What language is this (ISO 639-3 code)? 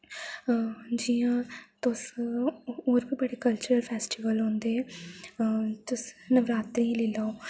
doi